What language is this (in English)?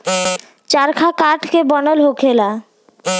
Bhojpuri